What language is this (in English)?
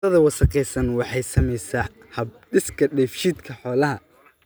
Somali